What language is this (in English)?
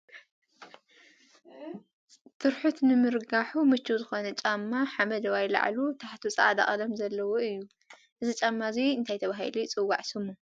Tigrinya